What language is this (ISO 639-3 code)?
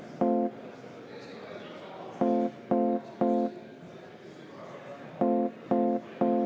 est